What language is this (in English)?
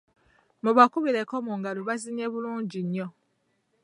Ganda